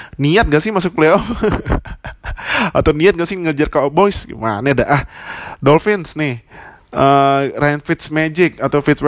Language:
Indonesian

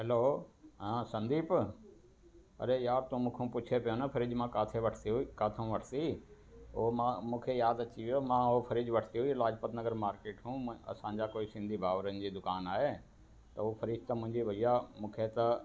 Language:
Sindhi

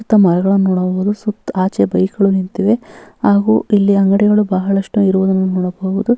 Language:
Kannada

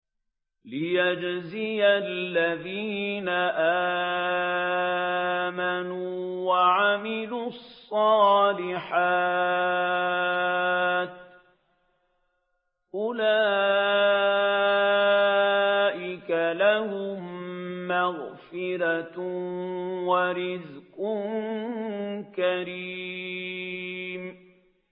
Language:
Arabic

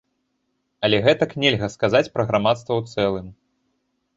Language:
Belarusian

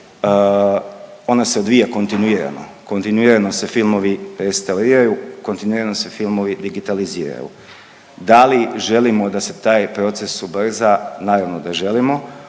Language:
Croatian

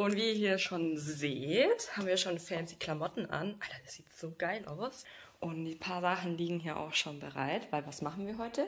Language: German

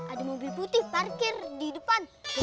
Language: Indonesian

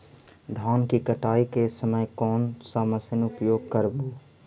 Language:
Magahi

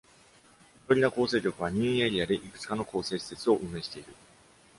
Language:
Japanese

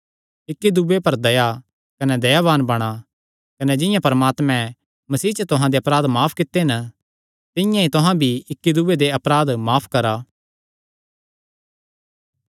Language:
Kangri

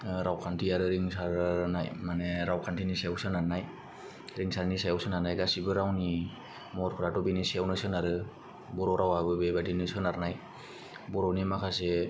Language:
Bodo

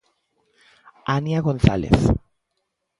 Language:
Galician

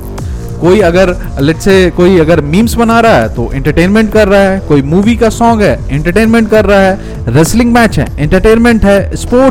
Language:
Hindi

